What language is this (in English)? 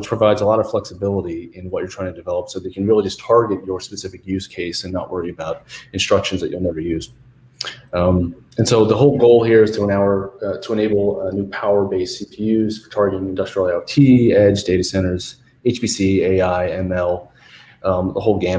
English